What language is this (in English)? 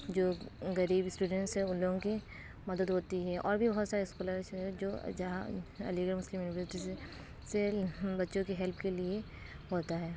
Urdu